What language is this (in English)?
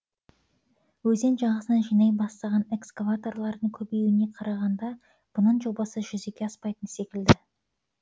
Kazakh